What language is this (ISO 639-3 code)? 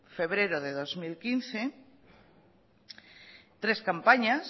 spa